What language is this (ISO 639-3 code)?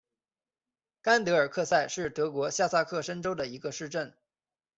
zho